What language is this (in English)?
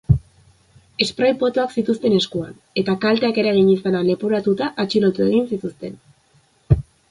Basque